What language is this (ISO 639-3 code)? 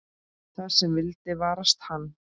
isl